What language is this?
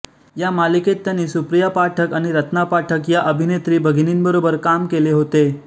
Marathi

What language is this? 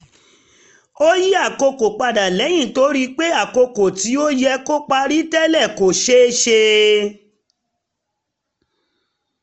Yoruba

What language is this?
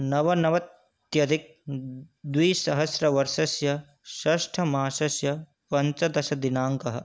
Sanskrit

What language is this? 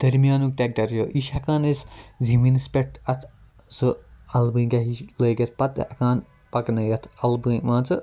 Kashmiri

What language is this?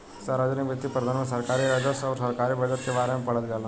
Bhojpuri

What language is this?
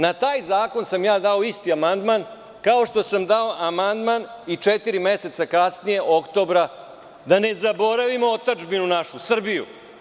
Serbian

